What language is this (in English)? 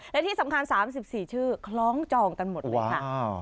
Thai